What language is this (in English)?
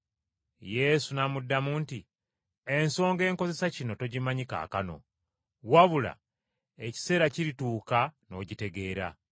Ganda